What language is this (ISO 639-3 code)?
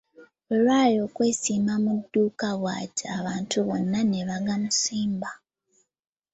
lug